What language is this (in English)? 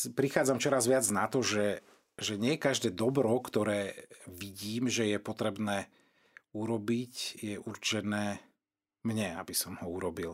Slovak